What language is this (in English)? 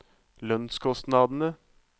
Norwegian